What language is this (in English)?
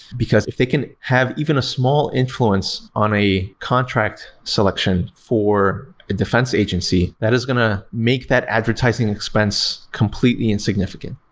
English